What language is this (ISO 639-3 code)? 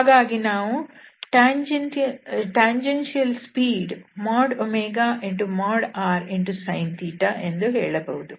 kan